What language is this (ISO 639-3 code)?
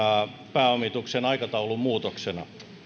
fin